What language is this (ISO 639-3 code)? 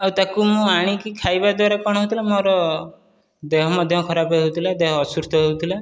ori